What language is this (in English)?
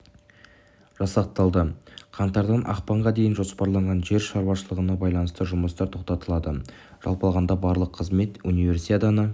Kazakh